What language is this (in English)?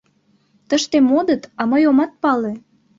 Mari